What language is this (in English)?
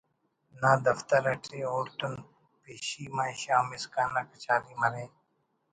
Brahui